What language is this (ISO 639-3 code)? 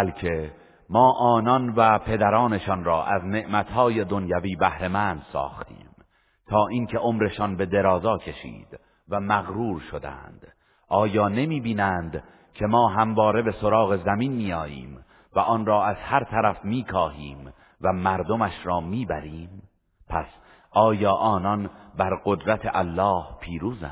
fas